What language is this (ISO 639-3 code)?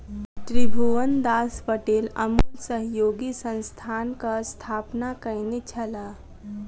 mai